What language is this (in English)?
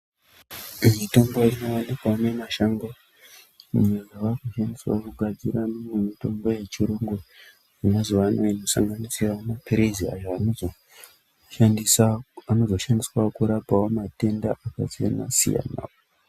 Ndau